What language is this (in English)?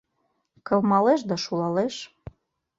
Mari